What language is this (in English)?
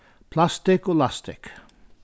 Faroese